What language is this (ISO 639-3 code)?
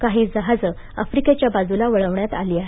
mar